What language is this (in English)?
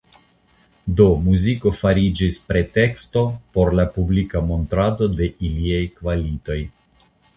Esperanto